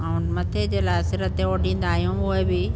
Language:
Sindhi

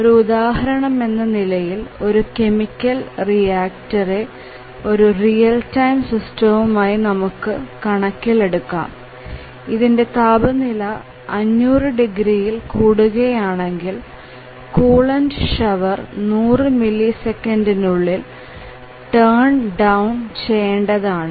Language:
Malayalam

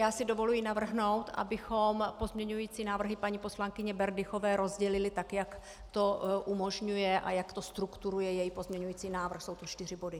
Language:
Czech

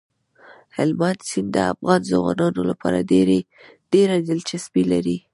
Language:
Pashto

